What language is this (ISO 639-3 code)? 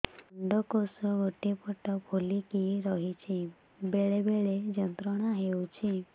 ori